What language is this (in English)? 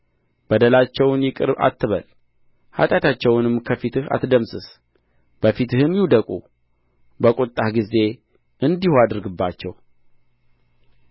Amharic